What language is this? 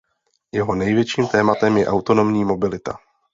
Czech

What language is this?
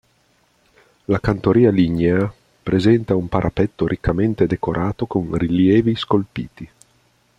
Italian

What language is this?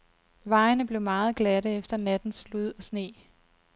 Danish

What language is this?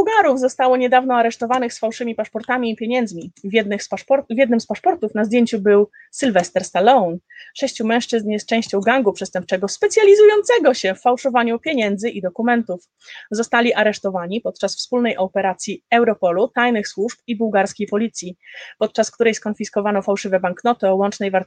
Polish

